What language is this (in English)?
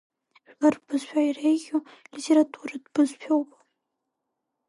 Abkhazian